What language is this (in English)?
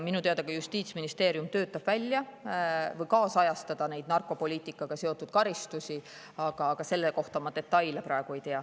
Estonian